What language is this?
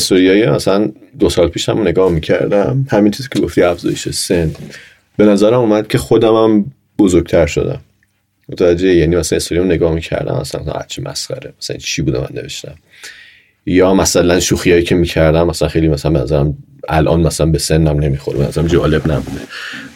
Persian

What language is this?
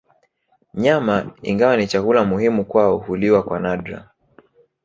Swahili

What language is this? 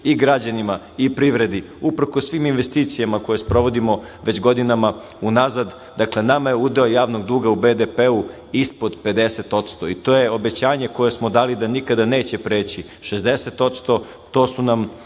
Serbian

